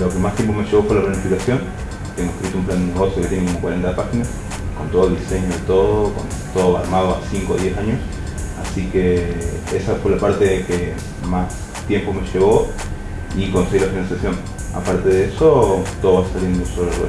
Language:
Spanish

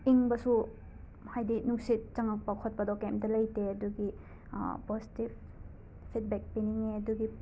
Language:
Manipuri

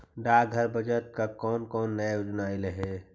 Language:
Magahi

